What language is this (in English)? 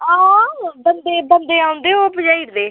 Dogri